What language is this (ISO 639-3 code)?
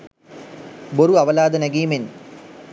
sin